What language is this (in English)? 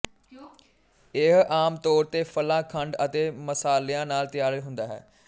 Punjabi